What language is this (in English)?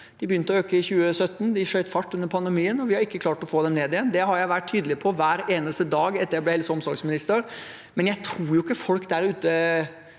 Norwegian